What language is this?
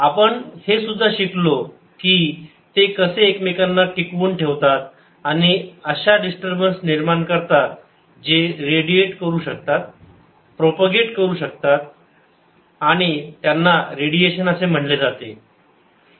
Marathi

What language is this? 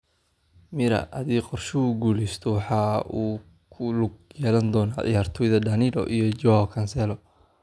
Somali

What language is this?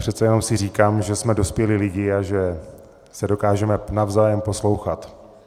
Czech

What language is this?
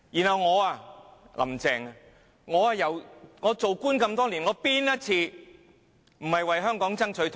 Cantonese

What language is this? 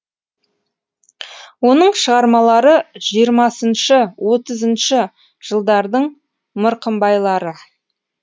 Kazakh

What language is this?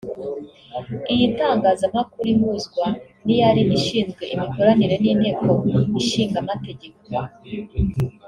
Kinyarwanda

